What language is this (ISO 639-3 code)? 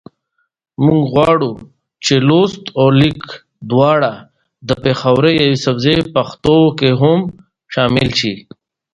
pus